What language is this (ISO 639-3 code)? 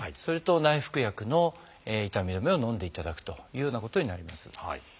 jpn